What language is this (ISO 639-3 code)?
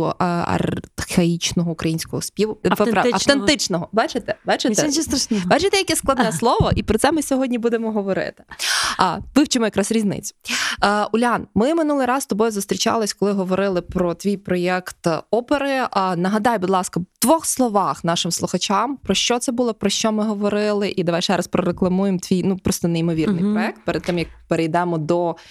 ukr